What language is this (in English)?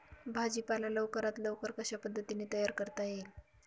Marathi